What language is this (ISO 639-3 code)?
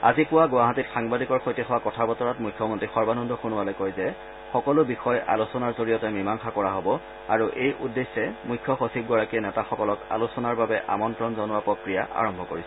asm